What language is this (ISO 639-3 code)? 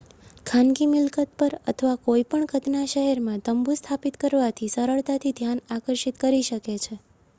guj